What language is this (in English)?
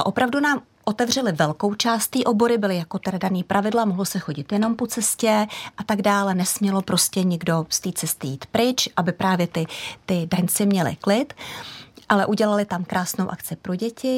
Czech